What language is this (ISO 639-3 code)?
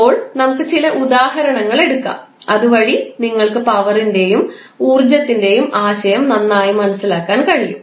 mal